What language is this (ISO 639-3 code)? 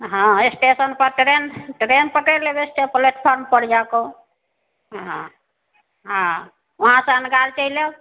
mai